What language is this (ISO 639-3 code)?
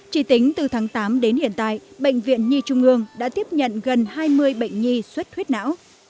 vie